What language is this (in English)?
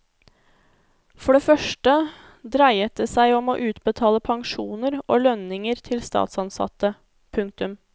Norwegian